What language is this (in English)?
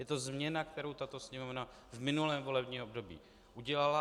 Czech